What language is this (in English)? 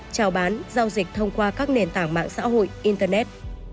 Vietnamese